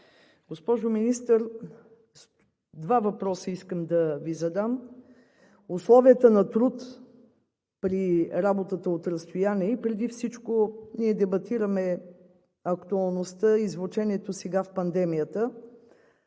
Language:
Bulgarian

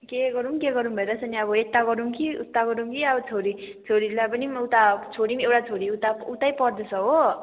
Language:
Nepali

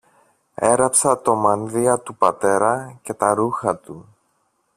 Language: Greek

